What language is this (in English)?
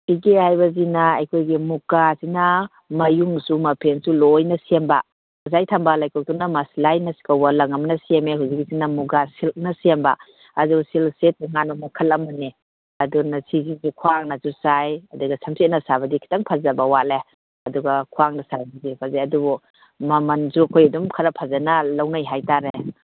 Manipuri